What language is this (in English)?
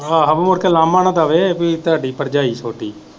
Punjabi